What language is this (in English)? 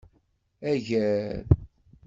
Kabyle